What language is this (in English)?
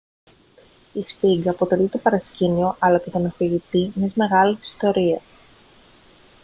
Greek